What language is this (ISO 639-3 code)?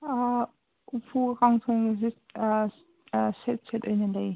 mni